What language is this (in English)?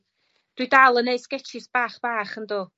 Welsh